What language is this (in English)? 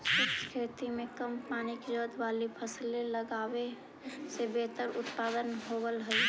Magahi